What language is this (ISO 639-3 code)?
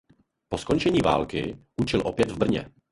ces